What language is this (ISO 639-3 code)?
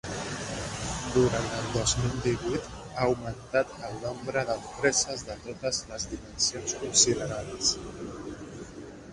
cat